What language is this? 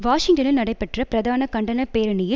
Tamil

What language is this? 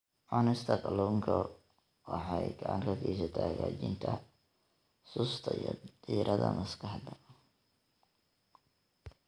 Somali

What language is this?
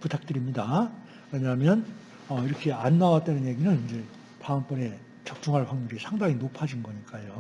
Korean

